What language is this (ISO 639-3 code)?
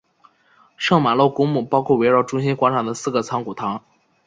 zho